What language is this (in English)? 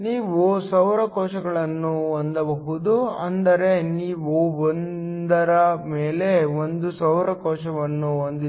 Kannada